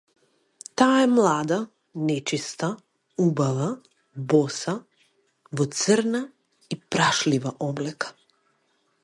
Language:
Macedonian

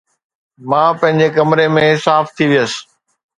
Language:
Sindhi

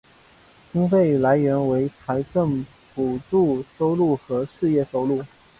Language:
Chinese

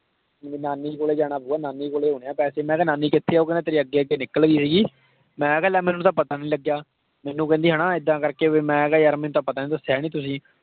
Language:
Punjabi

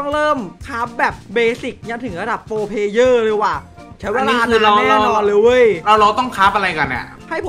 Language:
Thai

